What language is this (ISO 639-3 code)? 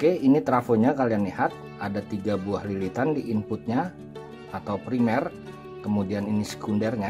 ind